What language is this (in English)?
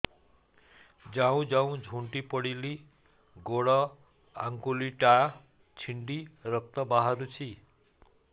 Odia